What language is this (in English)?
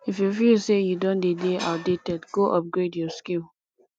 Nigerian Pidgin